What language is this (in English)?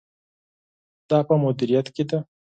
Pashto